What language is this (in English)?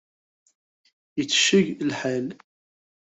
Kabyle